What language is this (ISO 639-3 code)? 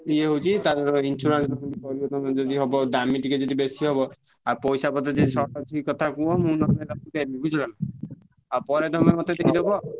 ori